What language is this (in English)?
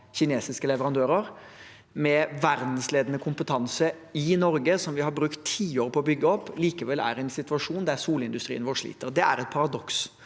Norwegian